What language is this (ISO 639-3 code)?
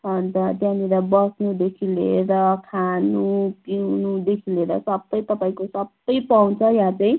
nep